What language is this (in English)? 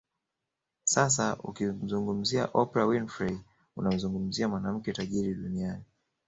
Swahili